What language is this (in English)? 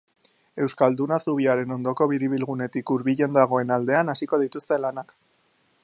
Basque